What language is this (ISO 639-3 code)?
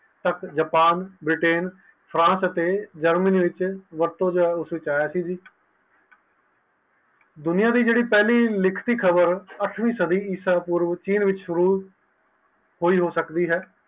pan